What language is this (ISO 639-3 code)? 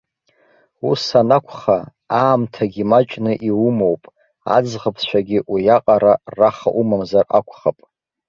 abk